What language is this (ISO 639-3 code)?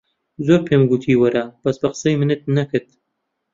ckb